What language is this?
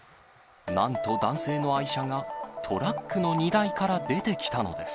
Japanese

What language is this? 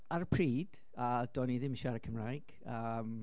Welsh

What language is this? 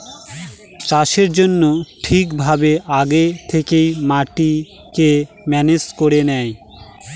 Bangla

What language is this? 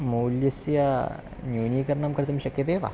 Sanskrit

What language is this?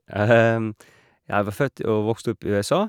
Norwegian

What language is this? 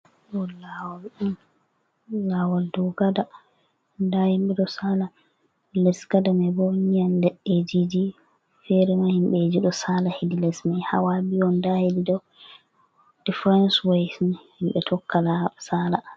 Fula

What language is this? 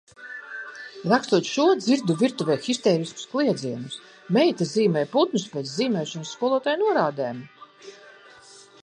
Latvian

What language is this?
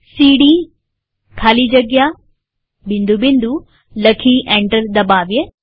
Gujarati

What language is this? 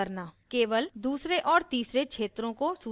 Hindi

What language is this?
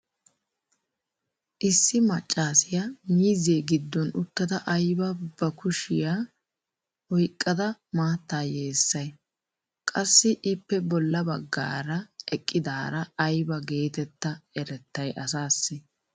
Wolaytta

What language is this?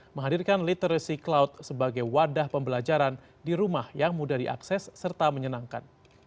Indonesian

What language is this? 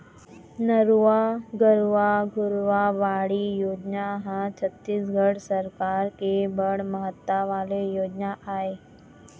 Chhattisgarhi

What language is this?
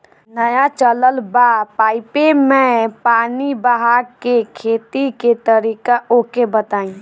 Bhojpuri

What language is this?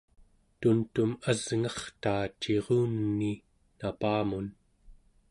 Central Yupik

